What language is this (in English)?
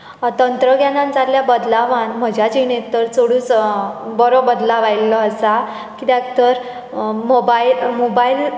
Konkani